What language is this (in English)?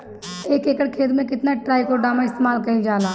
Bhojpuri